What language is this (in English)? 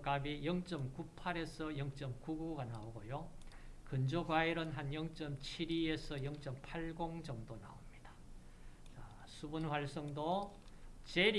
Korean